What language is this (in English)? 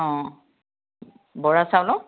Assamese